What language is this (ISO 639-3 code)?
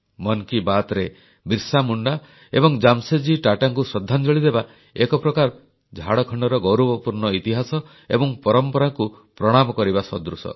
ori